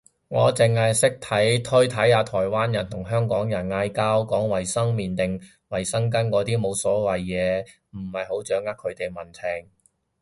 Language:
Cantonese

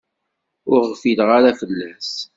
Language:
Kabyle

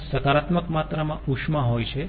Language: Gujarati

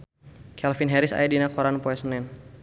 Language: Sundanese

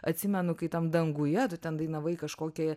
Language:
Lithuanian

